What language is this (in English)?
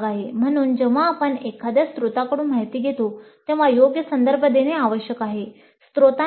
Marathi